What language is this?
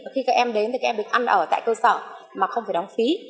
Vietnamese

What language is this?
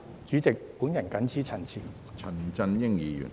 Cantonese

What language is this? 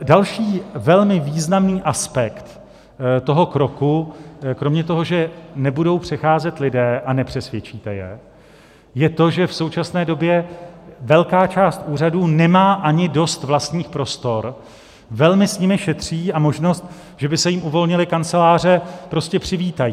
Czech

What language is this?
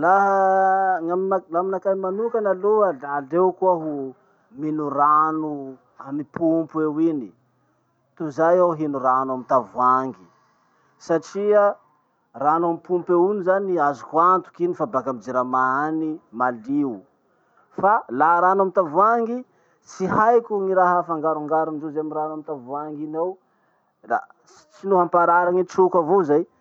Masikoro Malagasy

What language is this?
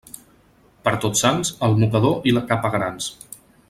Catalan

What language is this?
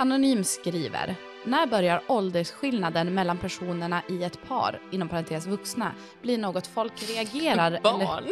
Swedish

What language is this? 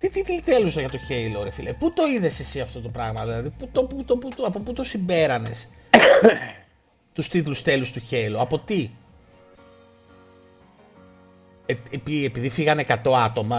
Greek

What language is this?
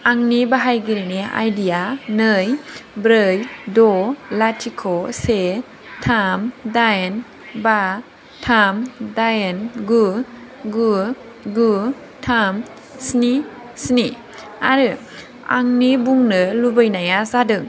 Bodo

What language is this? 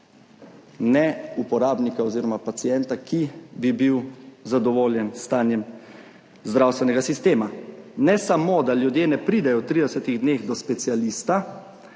Slovenian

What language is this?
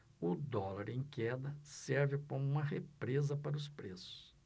Portuguese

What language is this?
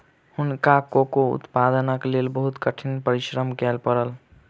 Maithili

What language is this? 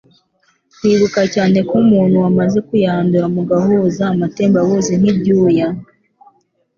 Kinyarwanda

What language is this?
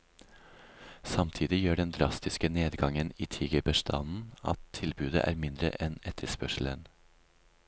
Norwegian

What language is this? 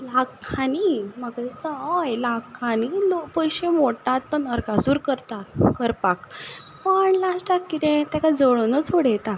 Konkani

